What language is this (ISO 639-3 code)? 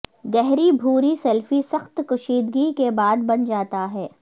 urd